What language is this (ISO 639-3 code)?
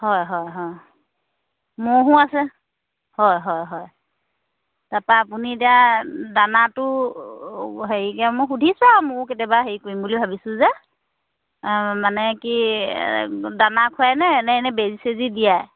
asm